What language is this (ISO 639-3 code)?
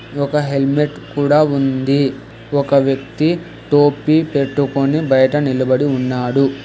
tel